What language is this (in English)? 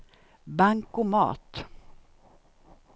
Swedish